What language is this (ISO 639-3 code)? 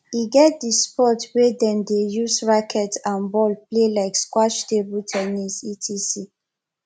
pcm